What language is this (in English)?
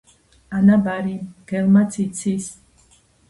Georgian